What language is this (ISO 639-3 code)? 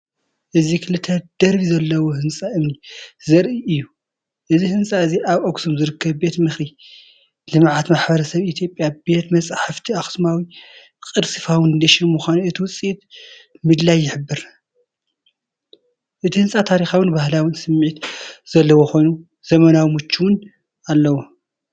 tir